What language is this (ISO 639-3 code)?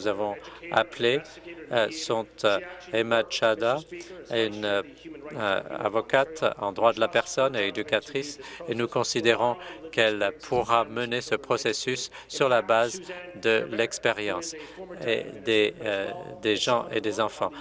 fra